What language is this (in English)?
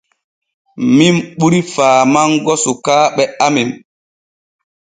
Borgu Fulfulde